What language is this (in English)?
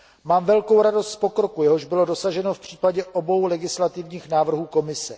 Czech